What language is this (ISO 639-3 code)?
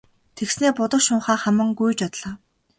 mon